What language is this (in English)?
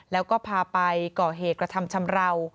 Thai